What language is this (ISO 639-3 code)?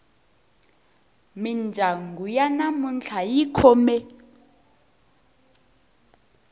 tso